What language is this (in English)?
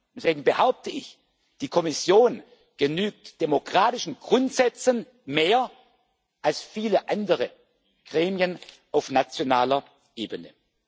German